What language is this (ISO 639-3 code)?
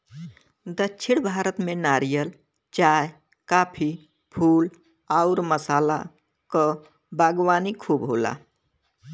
bho